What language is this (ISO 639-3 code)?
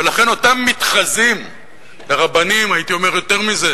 heb